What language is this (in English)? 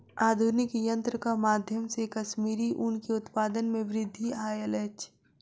Maithili